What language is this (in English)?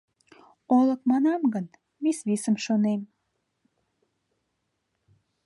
Mari